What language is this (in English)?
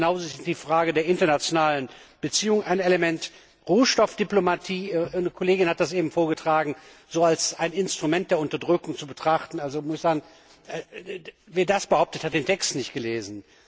German